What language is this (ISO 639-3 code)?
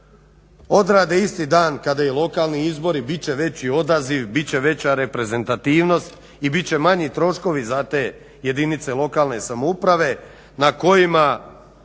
hrv